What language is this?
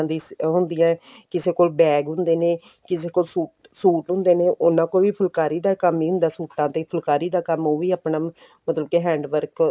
Punjabi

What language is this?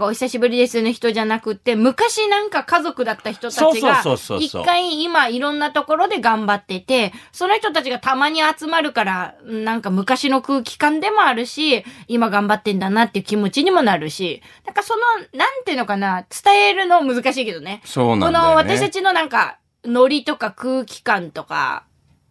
Japanese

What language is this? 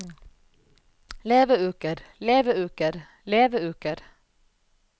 Norwegian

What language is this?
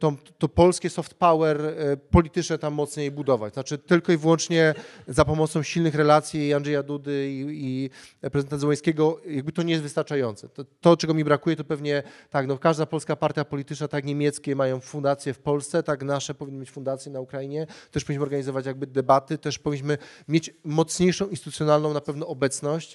Polish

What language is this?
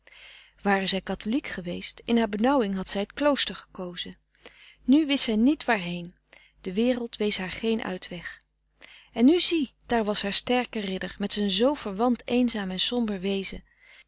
Dutch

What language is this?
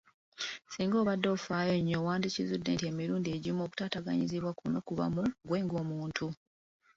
Ganda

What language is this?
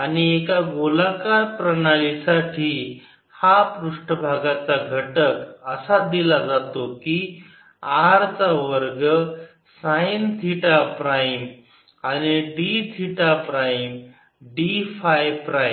Marathi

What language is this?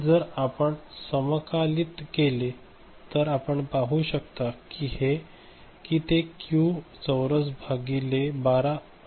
Marathi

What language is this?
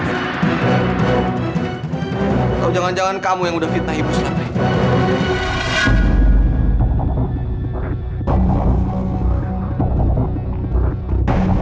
Indonesian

